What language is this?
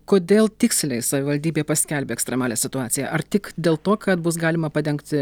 Lithuanian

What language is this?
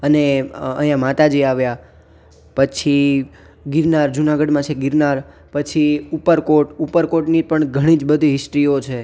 Gujarati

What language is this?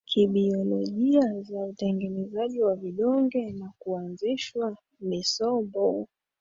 Swahili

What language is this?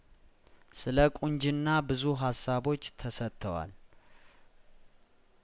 Amharic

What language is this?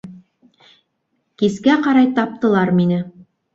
Bashkir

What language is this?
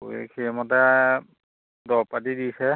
Assamese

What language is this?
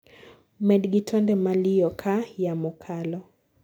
Luo (Kenya and Tanzania)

